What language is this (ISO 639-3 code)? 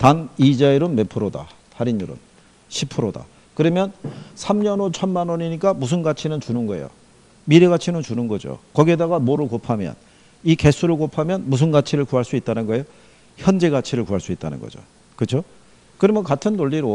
kor